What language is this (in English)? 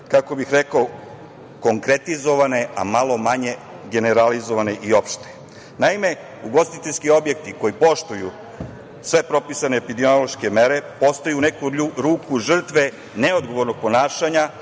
Serbian